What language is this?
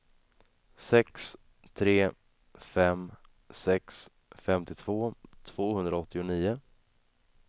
Swedish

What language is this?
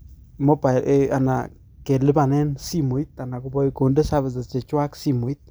Kalenjin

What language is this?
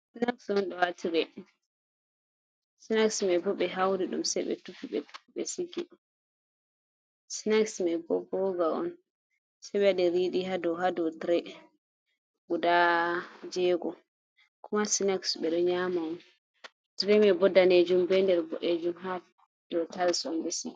Fula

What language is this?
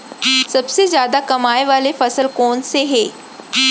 Chhattisgarhi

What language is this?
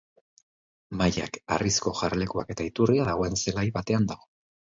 Basque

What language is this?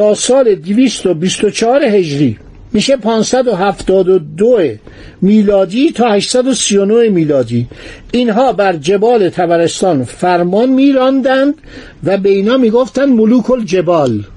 Persian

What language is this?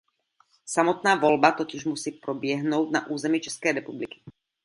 Czech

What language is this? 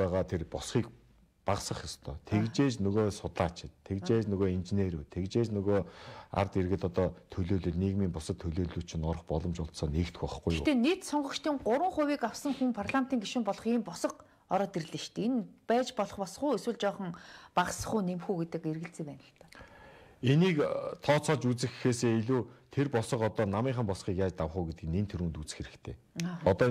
Korean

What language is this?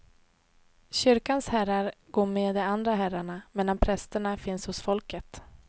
Swedish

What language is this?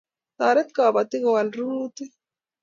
Kalenjin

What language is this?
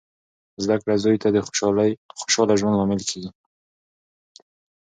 Pashto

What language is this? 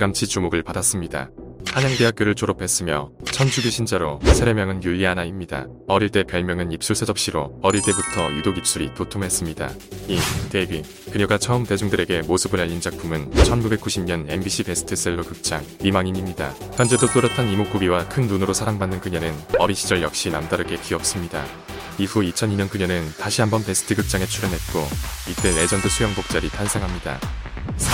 Korean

